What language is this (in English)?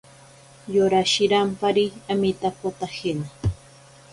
Ashéninka Perené